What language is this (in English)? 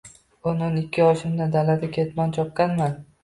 Uzbek